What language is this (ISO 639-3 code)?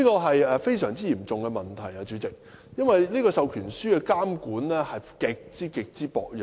yue